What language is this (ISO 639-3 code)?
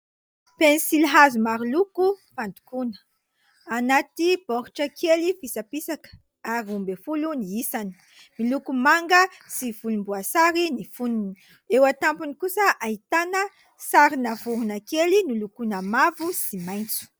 mlg